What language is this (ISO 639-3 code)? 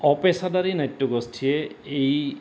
asm